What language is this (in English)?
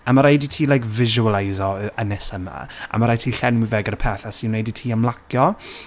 Welsh